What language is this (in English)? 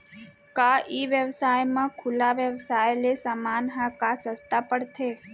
Chhattisgarhi